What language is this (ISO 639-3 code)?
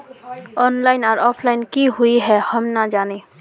mag